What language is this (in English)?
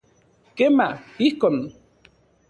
Central Puebla Nahuatl